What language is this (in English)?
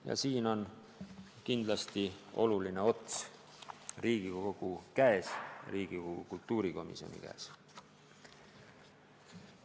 Estonian